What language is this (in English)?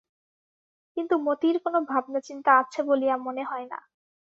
Bangla